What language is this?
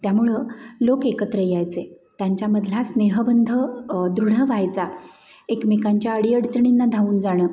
Marathi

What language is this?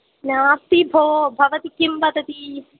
Sanskrit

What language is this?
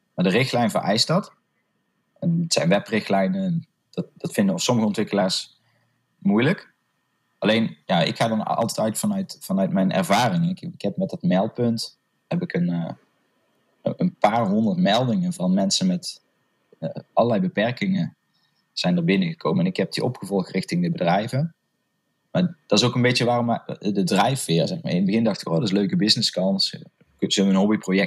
Dutch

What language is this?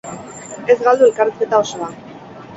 Basque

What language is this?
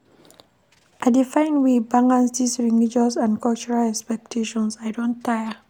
Nigerian Pidgin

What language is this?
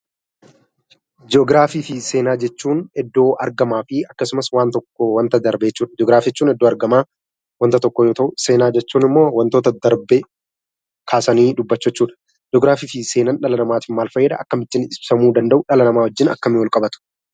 Oromo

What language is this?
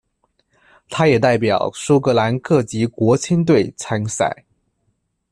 Chinese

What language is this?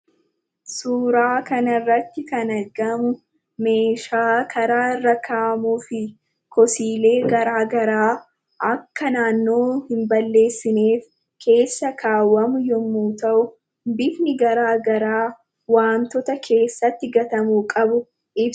Oromo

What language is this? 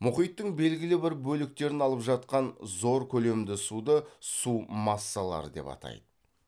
Kazakh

